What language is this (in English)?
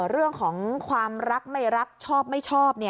Thai